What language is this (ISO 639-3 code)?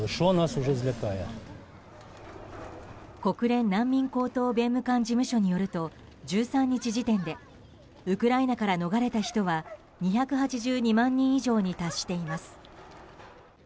jpn